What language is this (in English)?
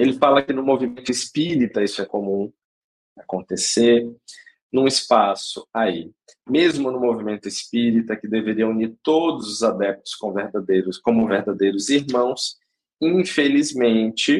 Portuguese